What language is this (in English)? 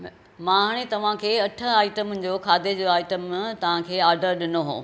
Sindhi